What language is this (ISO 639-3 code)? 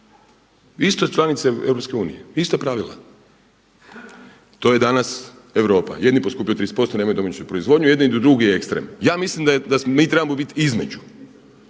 hrv